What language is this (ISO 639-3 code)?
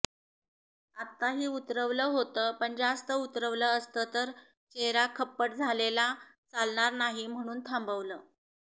mar